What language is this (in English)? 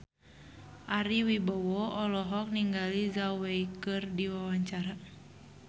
Sundanese